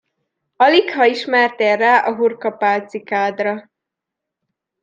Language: Hungarian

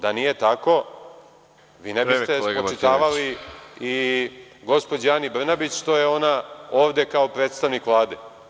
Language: Serbian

